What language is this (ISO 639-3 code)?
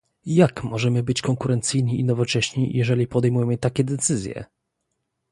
pol